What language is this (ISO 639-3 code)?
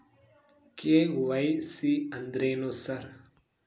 kan